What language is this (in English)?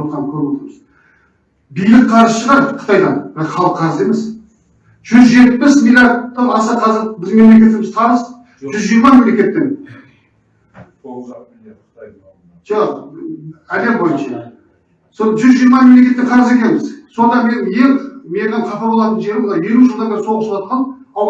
Turkish